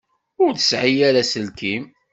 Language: Kabyle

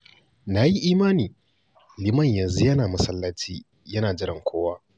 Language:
Hausa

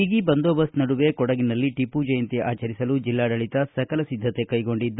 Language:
Kannada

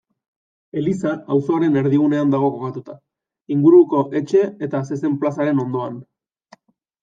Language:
Basque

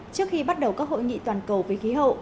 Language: Vietnamese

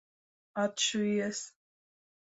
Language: Latvian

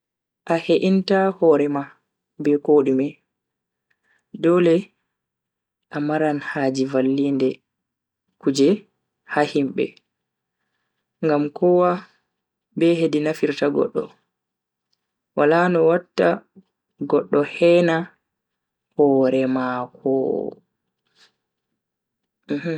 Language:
Bagirmi Fulfulde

